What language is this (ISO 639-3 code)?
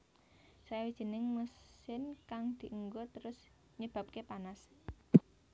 jav